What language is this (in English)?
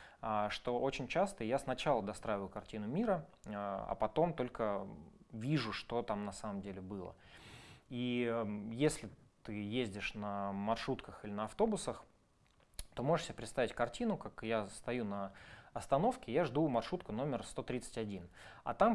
Russian